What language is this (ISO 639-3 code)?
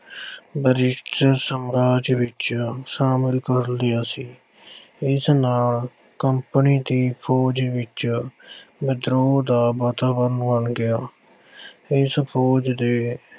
pan